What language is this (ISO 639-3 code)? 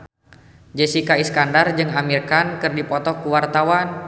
sun